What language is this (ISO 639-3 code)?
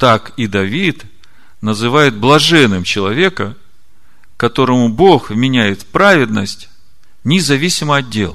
rus